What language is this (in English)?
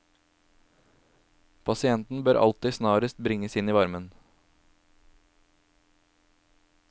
Norwegian